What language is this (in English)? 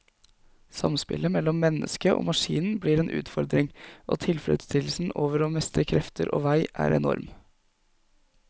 Norwegian